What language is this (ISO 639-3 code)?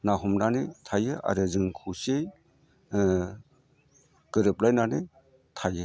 brx